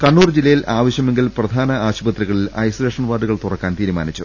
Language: Malayalam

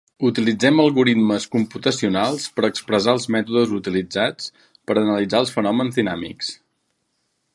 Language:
Catalan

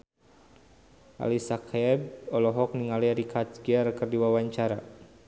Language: Sundanese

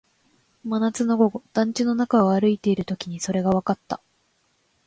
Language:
Japanese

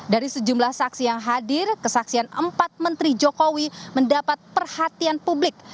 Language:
Indonesian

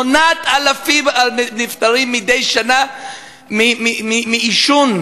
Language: Hebrew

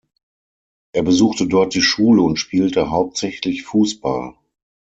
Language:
German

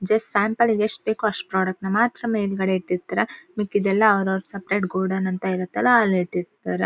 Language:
Kannada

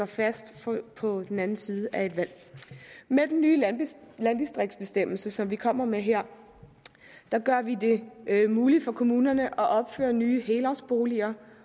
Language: Danish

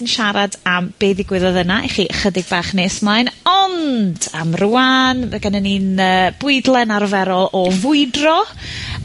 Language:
Welsh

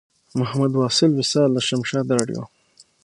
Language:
Pashto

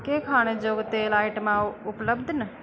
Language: Dogri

